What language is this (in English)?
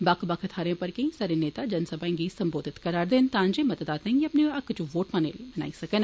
Dogri